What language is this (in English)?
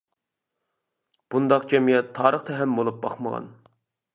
Uyghur